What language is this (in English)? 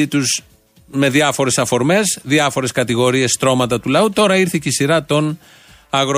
Greek